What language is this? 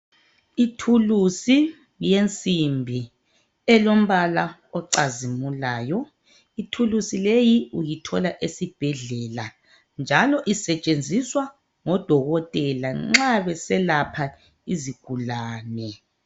North Ndebele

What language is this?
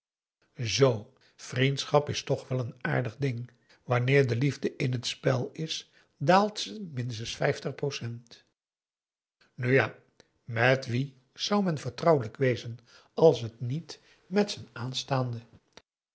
Dutch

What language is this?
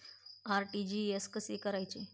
Marathi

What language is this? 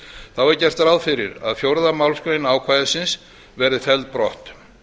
Icelandic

